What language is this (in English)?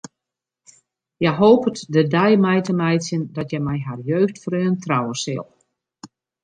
Western Frisian